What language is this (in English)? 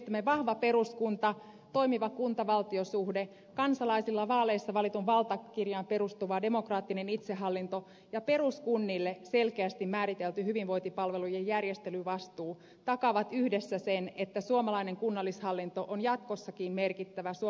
Finnish